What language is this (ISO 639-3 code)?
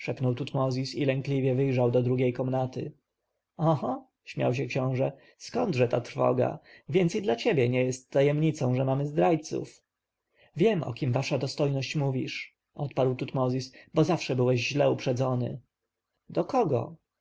pol